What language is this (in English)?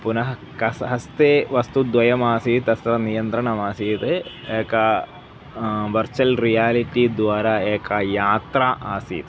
Sanskrit